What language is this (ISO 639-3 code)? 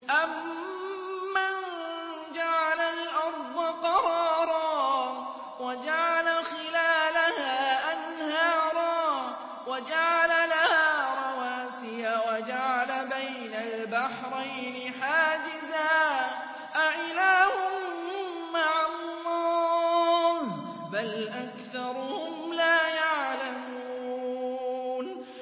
ara